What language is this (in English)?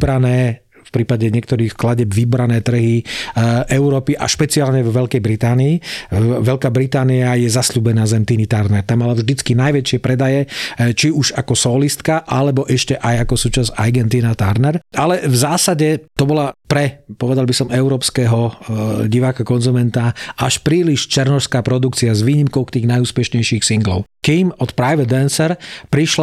Slovak